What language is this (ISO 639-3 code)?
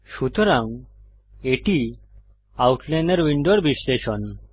ben